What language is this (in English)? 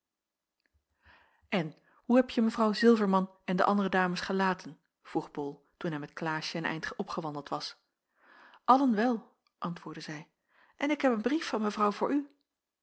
Dutch